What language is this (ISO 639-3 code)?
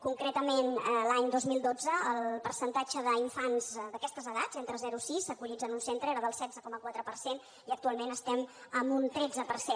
cat